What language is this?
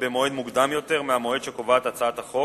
Hebrew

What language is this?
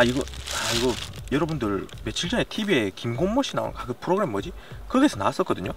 Korean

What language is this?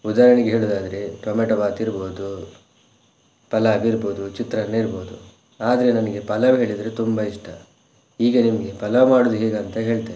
Kannada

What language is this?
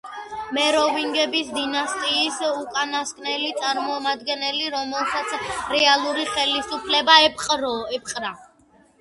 Georgian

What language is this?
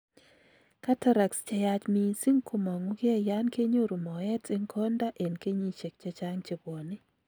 Kalenjin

